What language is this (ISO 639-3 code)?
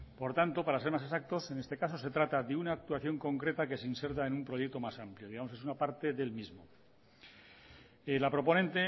spa